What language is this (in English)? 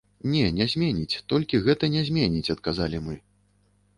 Belarusian